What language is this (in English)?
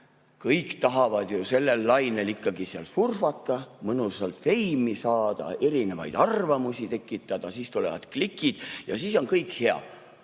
Estonian